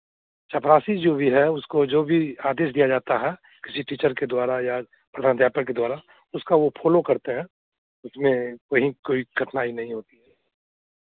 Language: Hindi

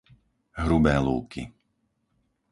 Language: Slovak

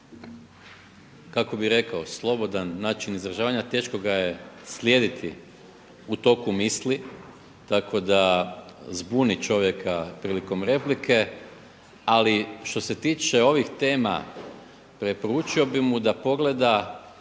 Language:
Croatian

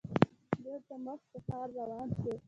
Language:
Pashto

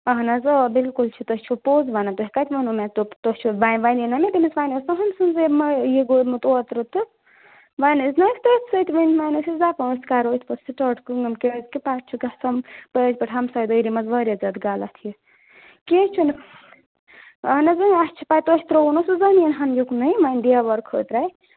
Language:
Kashmiri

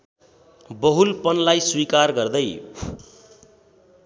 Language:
Nepali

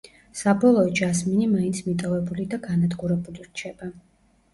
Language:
Georgian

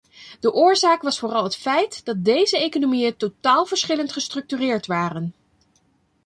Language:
Dutch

